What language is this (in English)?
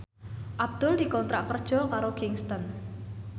Javanese